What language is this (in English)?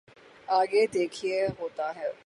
Urdu